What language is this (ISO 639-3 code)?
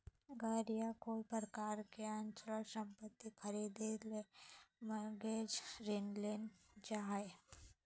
mag